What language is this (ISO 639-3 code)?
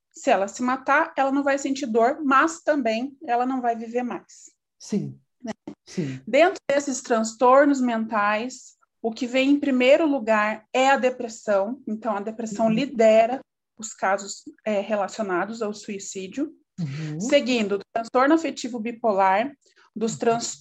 por